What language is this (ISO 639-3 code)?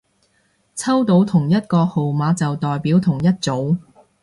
yue